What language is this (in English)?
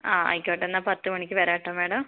Malayalam